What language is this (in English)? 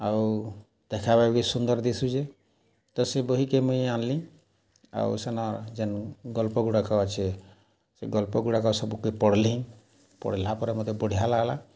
Odia